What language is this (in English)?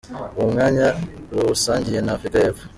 Kinyarwanda